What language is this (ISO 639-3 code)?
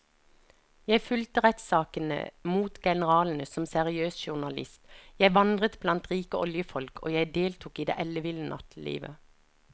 nor